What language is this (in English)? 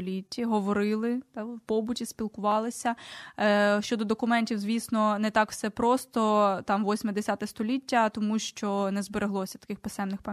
Ukrainian